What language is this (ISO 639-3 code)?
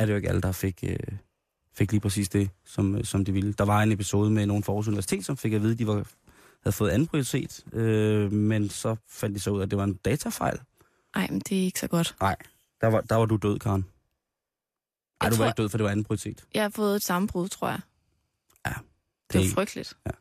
dan